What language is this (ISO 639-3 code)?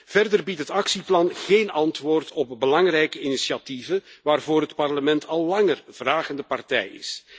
nld